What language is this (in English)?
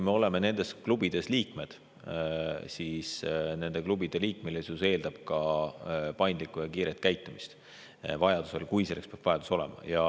Estonian